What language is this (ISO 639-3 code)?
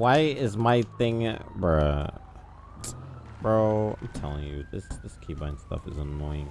eng